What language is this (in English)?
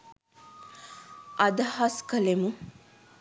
Sinhala